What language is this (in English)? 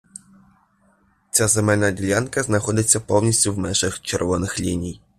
Ukrainian